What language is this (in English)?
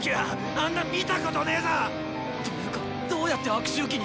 Japanese